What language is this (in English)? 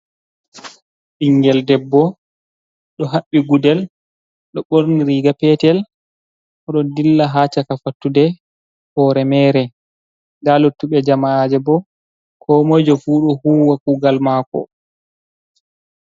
Fula